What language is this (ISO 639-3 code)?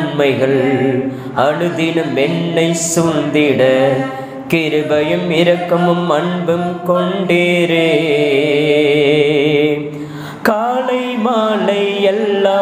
hin